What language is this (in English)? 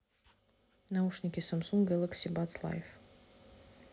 Russian